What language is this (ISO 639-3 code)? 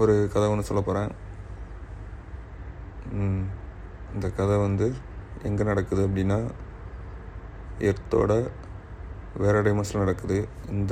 tam